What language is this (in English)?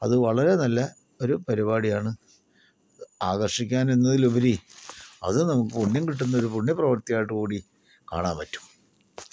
Malayalam